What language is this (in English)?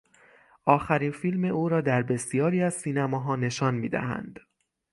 Persian